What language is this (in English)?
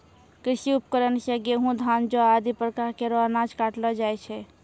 Maithili